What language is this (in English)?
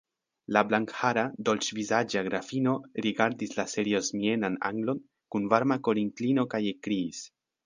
Esperanto